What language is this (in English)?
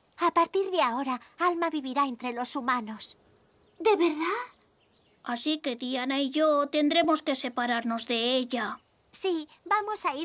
Spanish